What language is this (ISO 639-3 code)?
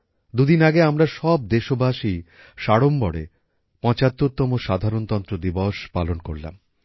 ben